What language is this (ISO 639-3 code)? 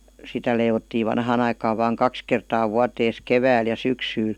fin